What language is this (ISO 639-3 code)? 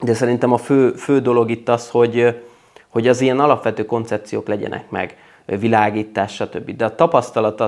hun